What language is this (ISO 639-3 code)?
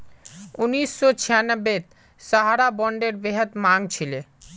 mag